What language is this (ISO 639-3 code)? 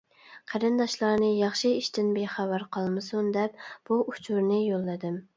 uig